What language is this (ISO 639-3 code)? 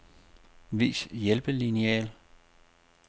dan